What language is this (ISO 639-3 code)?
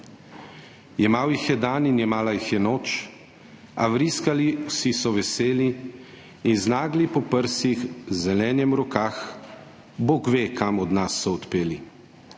slv